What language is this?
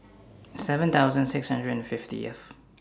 English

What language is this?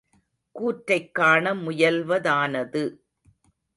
Tamil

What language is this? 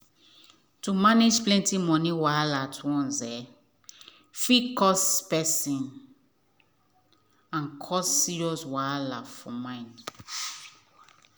Nigerian Pidgin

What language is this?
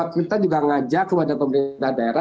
Indonesian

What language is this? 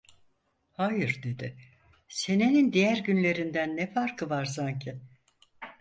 Turkish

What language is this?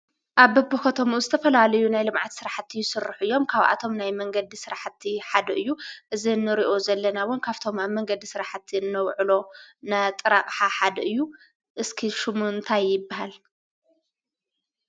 Tigrinya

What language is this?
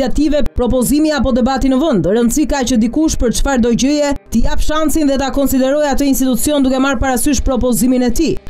Romanian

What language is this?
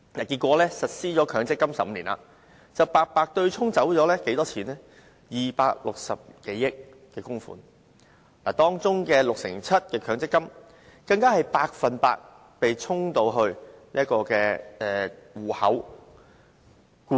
Cantonese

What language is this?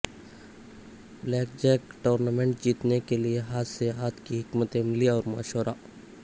Urdu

